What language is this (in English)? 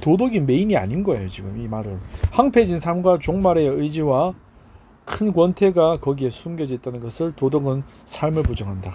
Korean